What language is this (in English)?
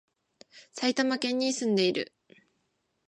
Japanese